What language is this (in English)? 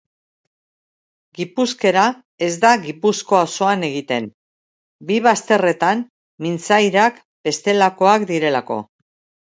Basque